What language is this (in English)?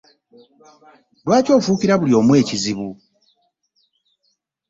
Ganda